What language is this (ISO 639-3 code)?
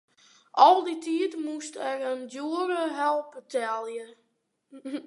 fry